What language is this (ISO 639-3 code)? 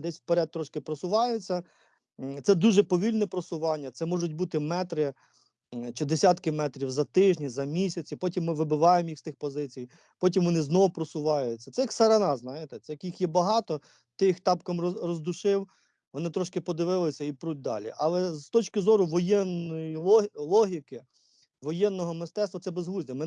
ukr